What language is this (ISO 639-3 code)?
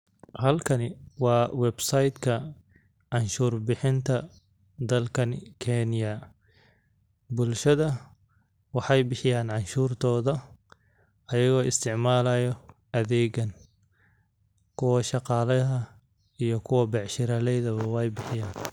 som